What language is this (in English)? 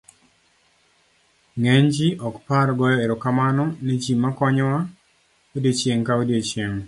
Luo (Kenya and Tanzania)